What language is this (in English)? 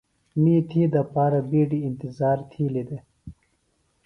Phalura